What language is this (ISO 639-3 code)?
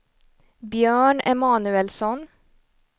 swe